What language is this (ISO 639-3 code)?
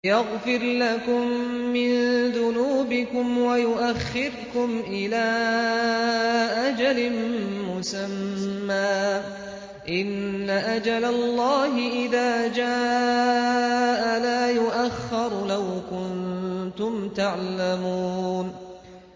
ara